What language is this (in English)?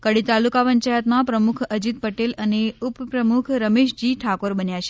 Gujarati